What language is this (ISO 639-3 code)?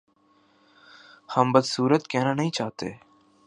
urd